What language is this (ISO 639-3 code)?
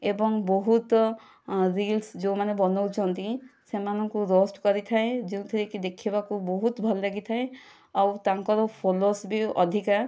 ori